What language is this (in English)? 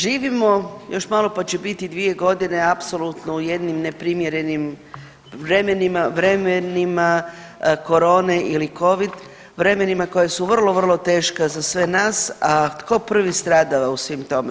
Croatian